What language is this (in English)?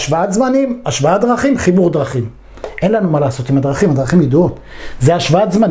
Hebrew